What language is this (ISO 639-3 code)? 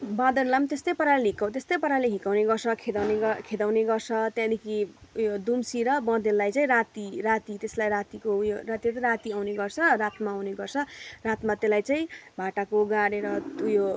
nep